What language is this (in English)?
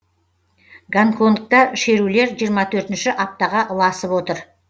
Kazakh